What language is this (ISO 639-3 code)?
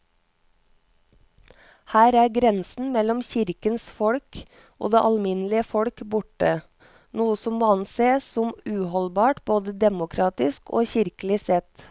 nor